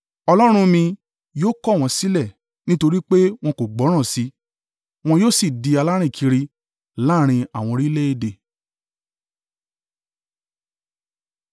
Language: Yoruba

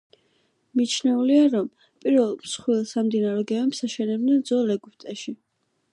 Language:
Georgian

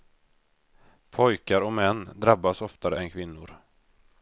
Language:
Swedish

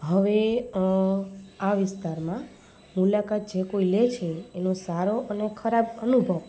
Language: Gujarati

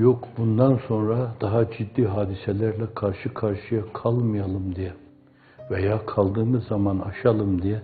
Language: Turkish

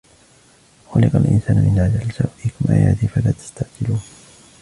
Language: Arabic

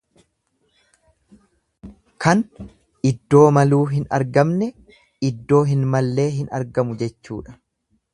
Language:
Oromo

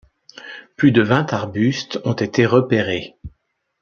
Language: French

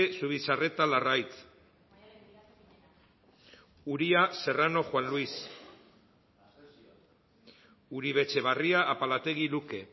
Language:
Basque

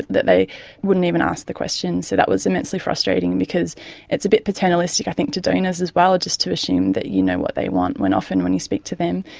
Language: English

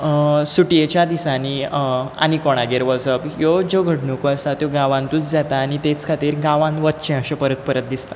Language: Konkani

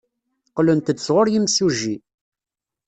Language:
Kabyle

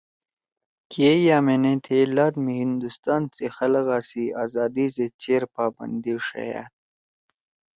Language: Torwali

